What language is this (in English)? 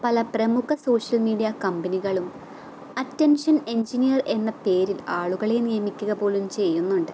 Malayalam